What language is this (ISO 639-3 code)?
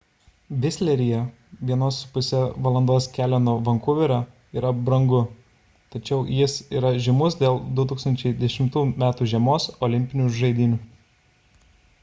lit